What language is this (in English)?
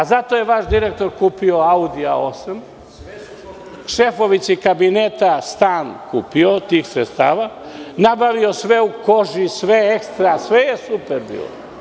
Serbian